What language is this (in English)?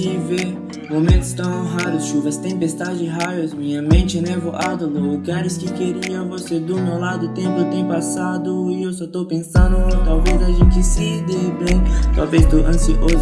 Portuguese